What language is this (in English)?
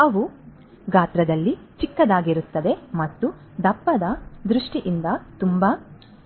Kannada